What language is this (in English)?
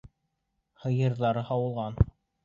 Bashkir